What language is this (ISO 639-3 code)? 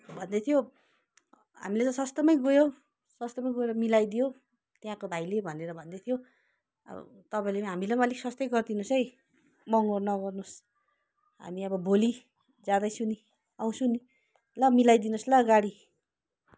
nep